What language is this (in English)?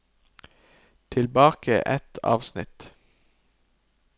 Norwegian